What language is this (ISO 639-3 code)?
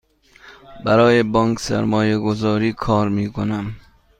fas